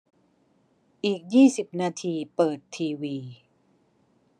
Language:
Thai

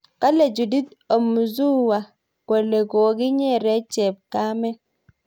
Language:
Kalenjin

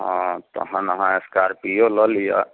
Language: Maithili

